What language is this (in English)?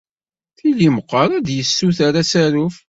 Kabyle